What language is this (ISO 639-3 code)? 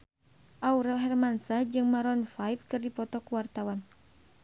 sun